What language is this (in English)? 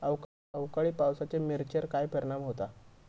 Marathi